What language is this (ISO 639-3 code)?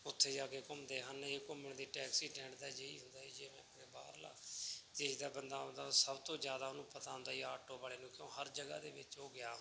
pan